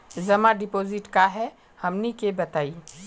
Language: Magahi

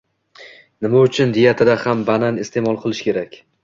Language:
Uzbek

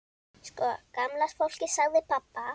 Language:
Icelandic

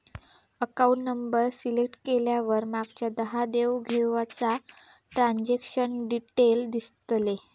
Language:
Marathi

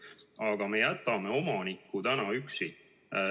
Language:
Estonian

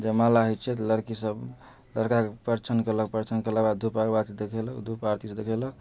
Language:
Maithili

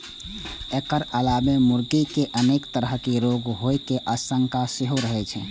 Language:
Maithili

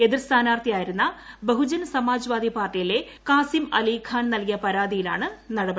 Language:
Malayalam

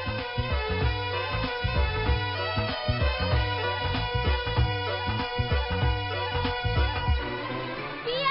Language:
Hindi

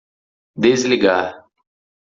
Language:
Portuguese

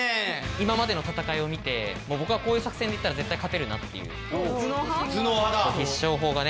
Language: Japanese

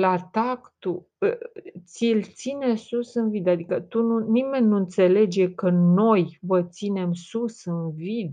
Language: Romanian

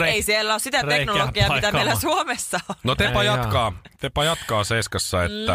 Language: Finnish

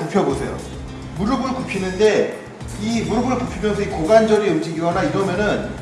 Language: Korean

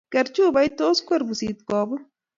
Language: Kalenjin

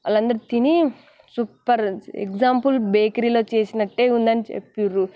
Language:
Telugu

